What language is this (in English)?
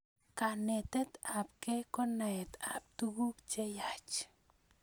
Kalenjin